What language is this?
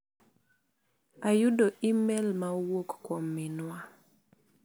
Luo (Kenya and Tanzania)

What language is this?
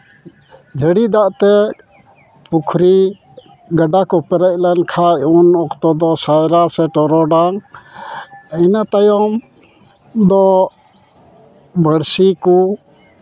Santali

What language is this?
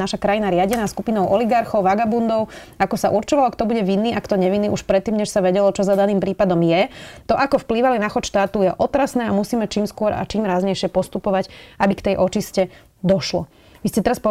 Slovak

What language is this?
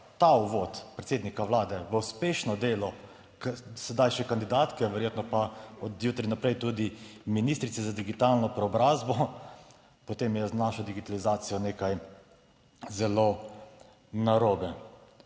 Slovenian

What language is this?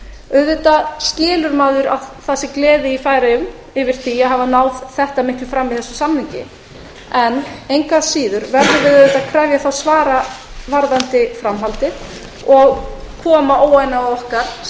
Icelandic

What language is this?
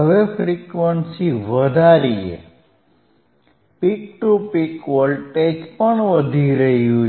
Gujarati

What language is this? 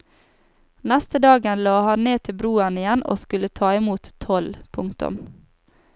Norwegian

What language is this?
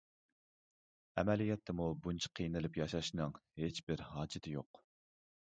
Uyghur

